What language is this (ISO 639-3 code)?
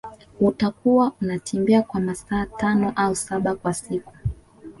swa